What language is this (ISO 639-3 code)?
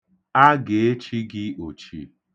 ibo